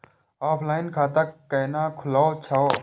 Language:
Maithili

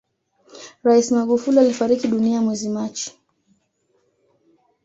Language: Swahili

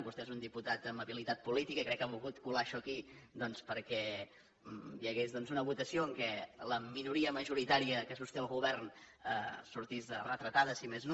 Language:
Catalan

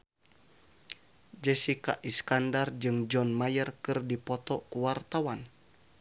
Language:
Sundanese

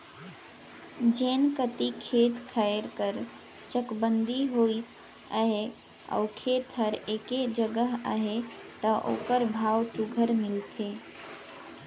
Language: Chhattisgarhi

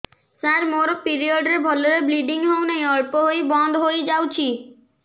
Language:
Odia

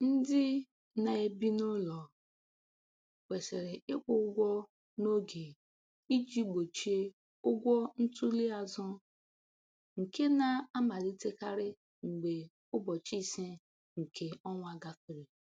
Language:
Igbo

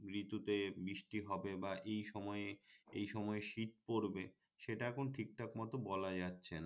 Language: Bangla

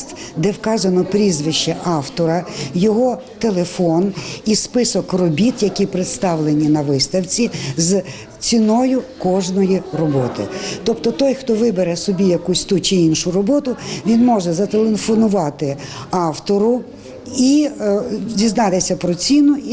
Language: Ukrainian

